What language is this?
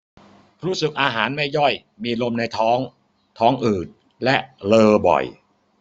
Thai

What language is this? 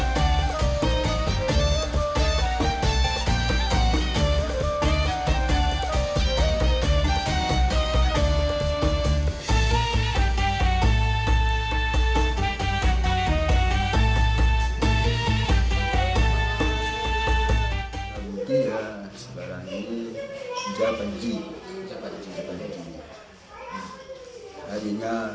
Indonesian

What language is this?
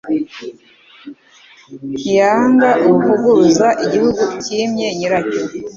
Kinyarwanda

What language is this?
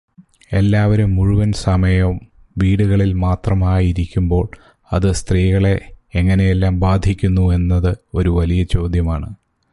Malayalam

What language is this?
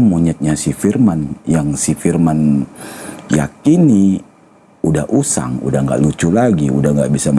Indonesian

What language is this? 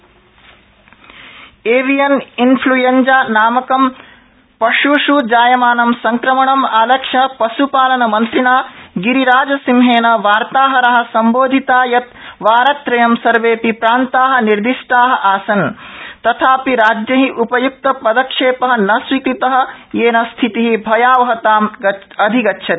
Sanskrit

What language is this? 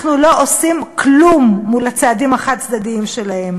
Hebrew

